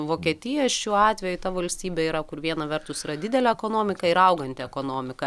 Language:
Lithuanian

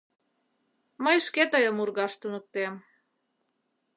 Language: Mari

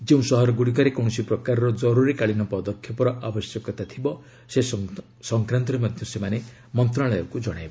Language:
Odia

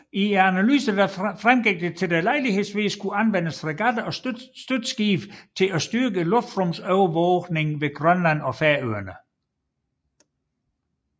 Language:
Danish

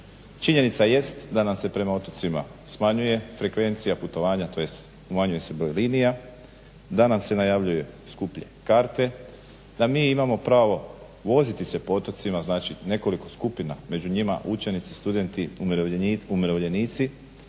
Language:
Croatian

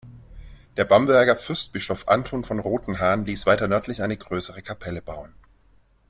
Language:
German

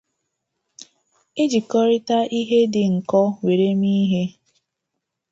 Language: Igbo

